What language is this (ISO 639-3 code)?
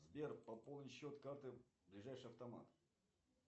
rus